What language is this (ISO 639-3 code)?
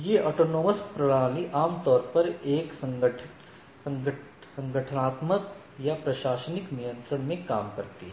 hin